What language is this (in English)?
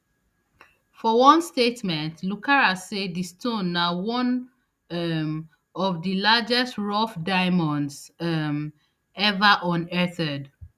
Nigerian Pidgin